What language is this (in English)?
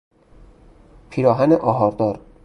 Persian